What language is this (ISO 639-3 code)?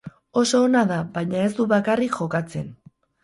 eus